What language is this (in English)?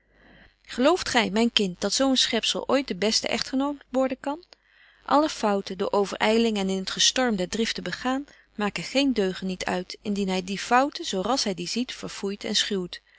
Dutch